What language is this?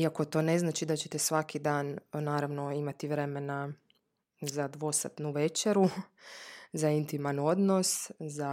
Croatian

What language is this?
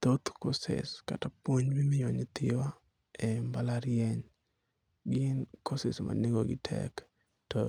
Luo (Kenya and Tanzania)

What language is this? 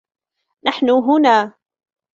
Arabic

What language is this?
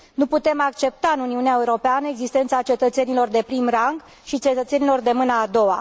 Romanian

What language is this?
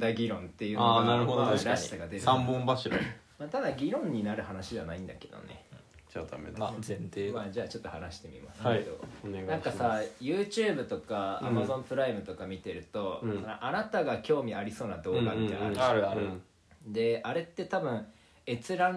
Japanese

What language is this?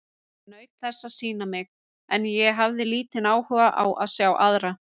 Icelandic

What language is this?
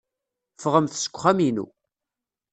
Kabyle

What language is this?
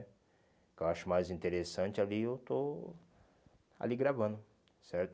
Portuguese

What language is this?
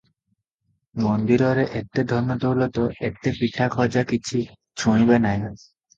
Odia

